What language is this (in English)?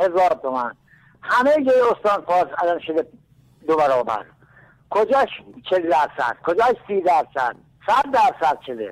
Persian